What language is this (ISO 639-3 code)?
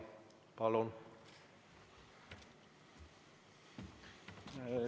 est